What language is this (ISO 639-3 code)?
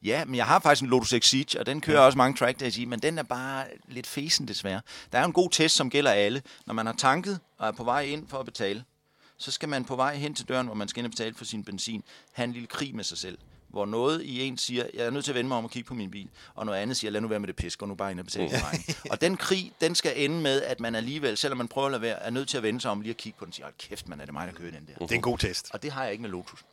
dan